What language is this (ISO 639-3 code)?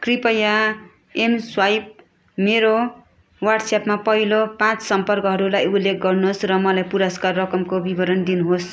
nep